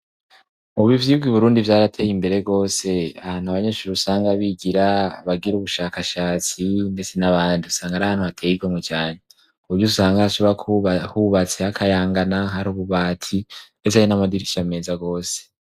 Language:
Rundi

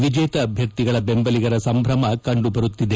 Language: Kannada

